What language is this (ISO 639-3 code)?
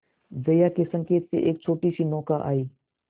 hin